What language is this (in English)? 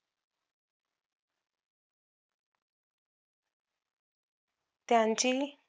Marathi